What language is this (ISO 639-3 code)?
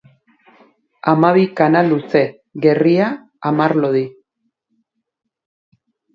eus